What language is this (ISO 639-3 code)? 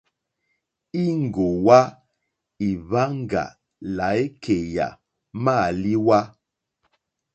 bri